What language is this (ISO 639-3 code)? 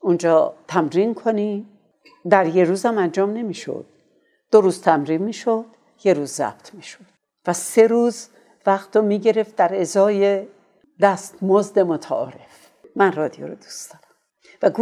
fas